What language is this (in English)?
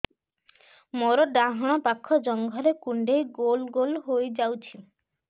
Odia